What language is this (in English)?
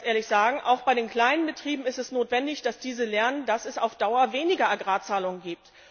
German